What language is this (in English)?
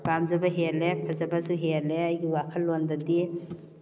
Manipuri